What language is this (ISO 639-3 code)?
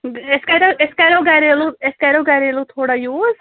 kas